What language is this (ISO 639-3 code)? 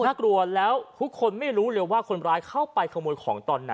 tha